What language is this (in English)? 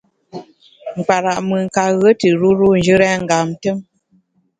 Bamun